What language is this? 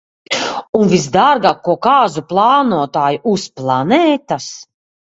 Latvian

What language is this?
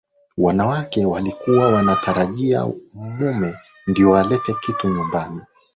Swahili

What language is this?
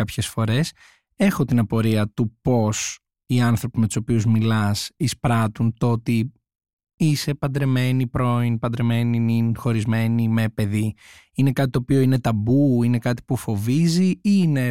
Greek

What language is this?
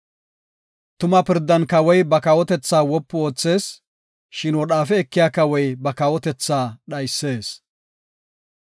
Gofa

